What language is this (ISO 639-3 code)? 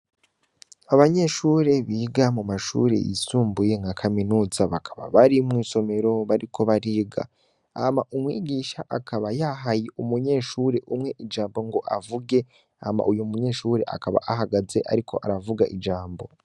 run